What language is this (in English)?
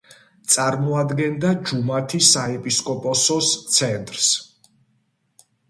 Georgian